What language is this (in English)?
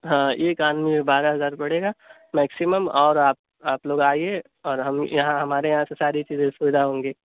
Urdu